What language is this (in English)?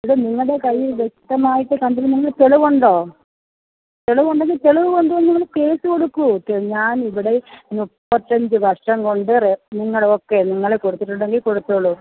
Malayalam